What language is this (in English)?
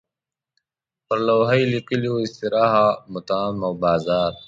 Pashto